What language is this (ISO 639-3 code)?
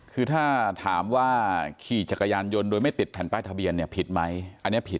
tha